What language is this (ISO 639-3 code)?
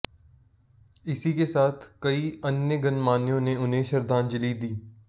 hin